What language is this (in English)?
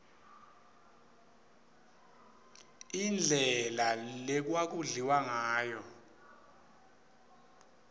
Swati